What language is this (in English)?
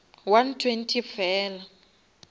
Northern Sotho